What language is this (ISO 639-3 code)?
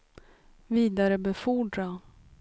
swe